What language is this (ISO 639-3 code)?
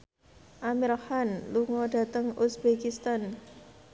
jav